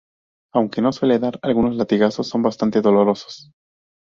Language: Spanish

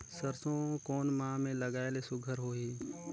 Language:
Chhattisgarhi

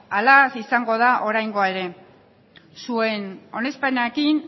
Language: Basque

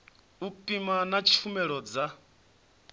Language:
Venda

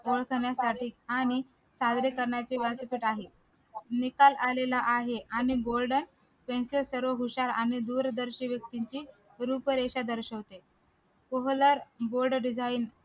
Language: Marathi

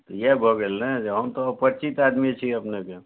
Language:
Maithili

